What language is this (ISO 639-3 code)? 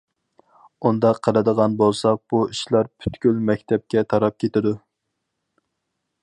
uig